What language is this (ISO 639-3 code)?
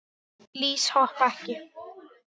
isl